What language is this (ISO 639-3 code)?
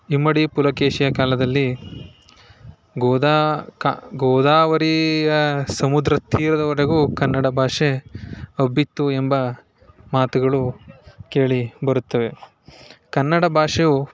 kan